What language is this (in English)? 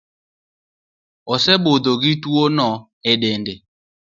Luo (Kenya and Tanzania)